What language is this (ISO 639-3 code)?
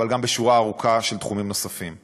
heb